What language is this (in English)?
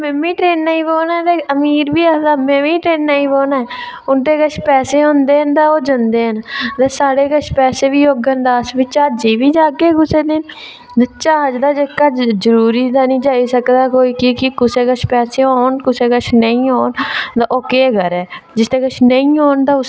Dogri